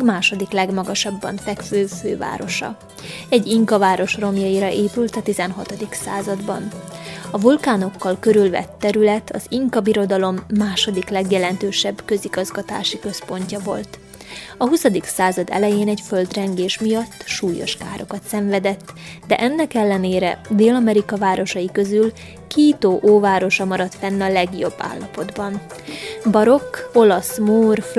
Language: Hungarian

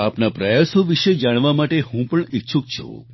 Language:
Gujarati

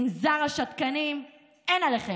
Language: Hebrew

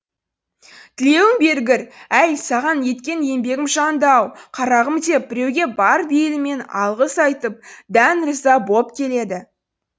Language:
Kazakh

